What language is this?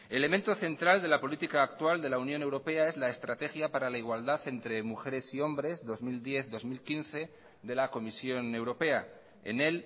Spanish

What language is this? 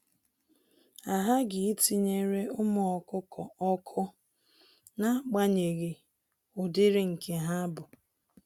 Igbo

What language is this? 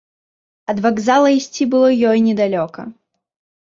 Belarusian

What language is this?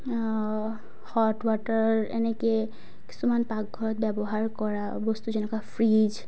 Assamese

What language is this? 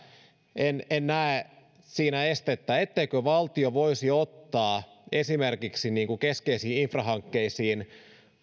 Finnish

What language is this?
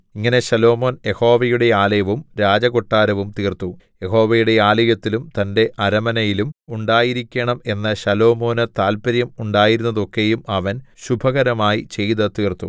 Malayalam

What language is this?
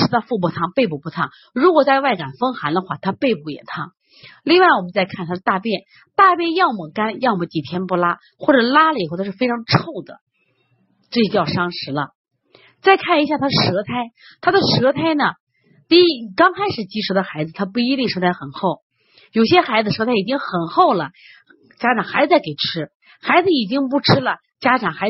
Chinese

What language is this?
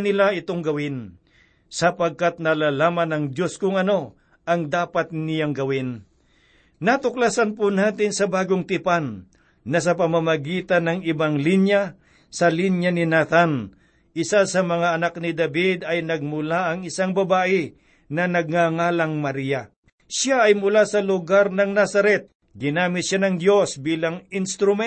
Filipino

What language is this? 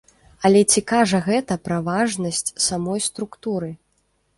Belarusian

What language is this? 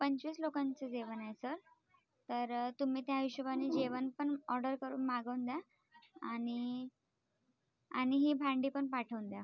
Marathi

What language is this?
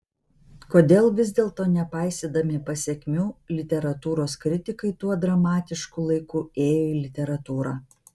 Lithuanian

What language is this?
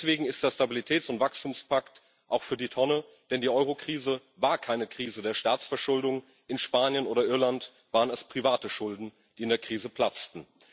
German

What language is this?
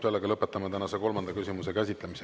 Estonian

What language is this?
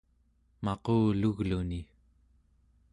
Central Yupik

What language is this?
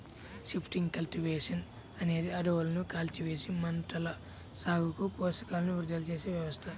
Telugu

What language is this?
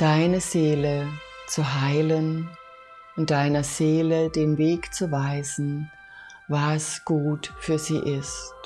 German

